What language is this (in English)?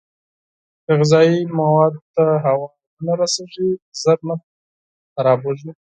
Pashto